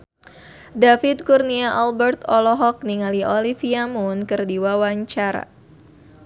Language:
Sundanese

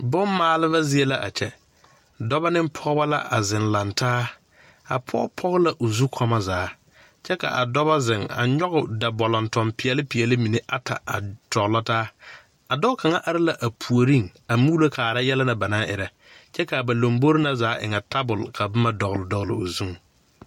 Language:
Southern Dagaare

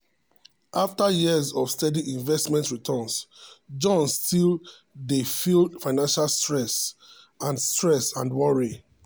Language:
Nigerian Pidgin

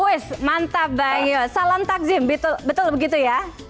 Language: Indonesian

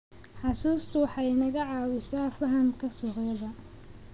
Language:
Somali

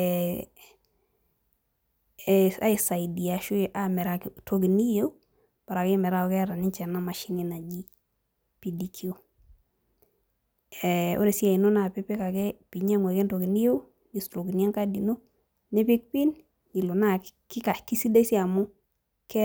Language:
Masai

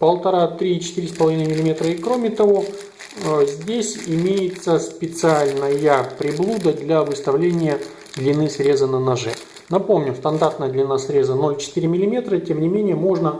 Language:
Russian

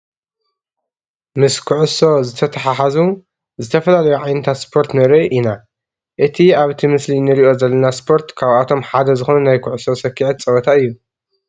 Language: Tigrinya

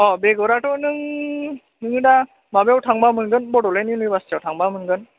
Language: Bodo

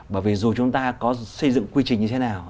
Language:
Vietnamese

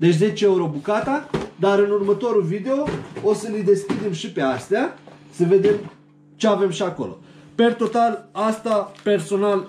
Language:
Romanian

